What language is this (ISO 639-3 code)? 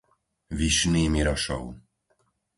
slk